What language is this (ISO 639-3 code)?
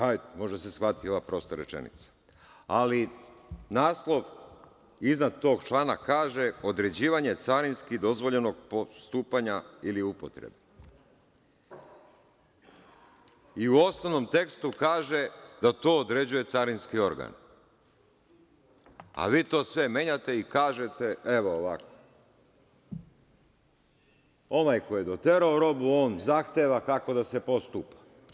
srp